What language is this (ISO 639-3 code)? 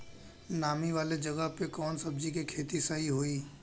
bho